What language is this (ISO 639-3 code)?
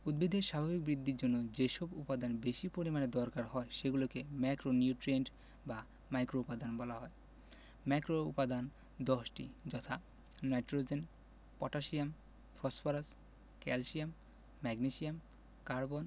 ben